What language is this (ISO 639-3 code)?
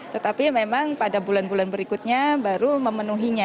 ind